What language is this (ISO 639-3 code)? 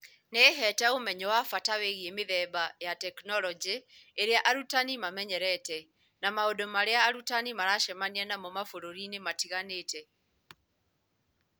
kik